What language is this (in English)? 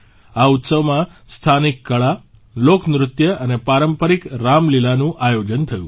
Gujarati